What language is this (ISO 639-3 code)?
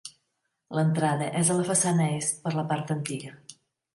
cat